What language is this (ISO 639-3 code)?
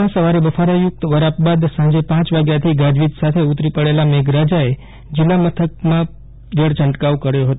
guj